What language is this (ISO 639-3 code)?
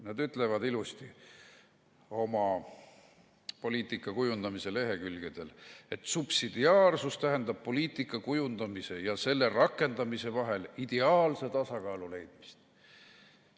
est